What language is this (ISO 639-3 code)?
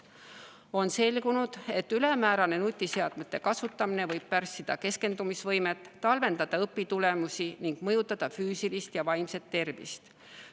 est